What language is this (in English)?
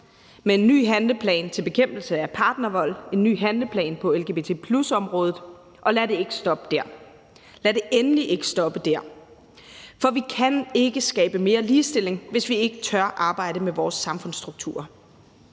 Danish